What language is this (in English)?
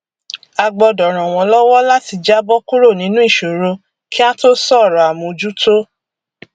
Yoruba